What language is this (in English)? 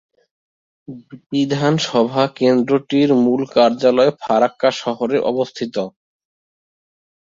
Bangla